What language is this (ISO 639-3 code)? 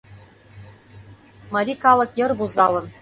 chm